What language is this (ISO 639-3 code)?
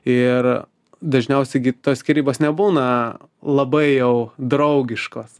lit